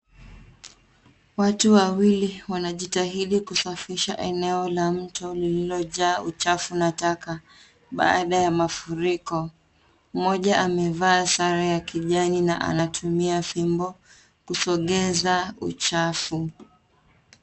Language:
Swahili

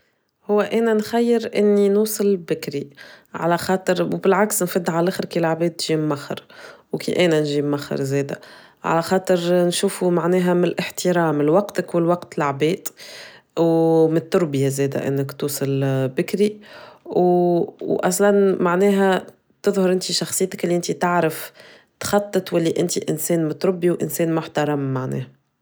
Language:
Tunisian Arabic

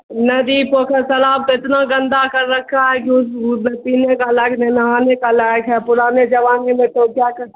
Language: Urdu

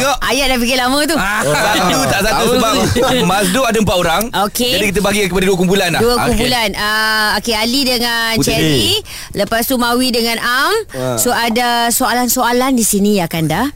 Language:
Malay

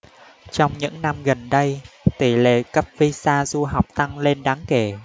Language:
Vietnamese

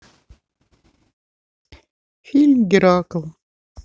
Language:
Russian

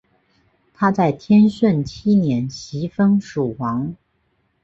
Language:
Chinese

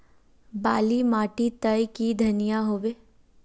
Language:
Magahi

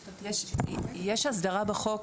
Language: Hebrew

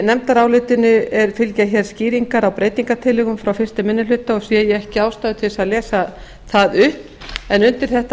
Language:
Icelandic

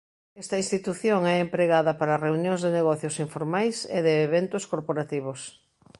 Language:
Galician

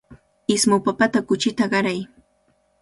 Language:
Cajatambo North Lima Quechua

